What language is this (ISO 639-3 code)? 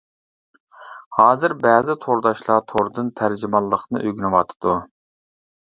uig